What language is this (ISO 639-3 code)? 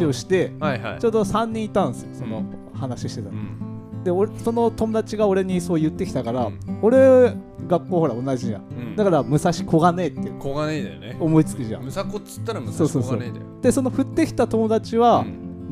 jpn